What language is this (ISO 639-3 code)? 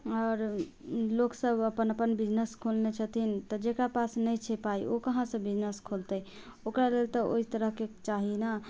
mai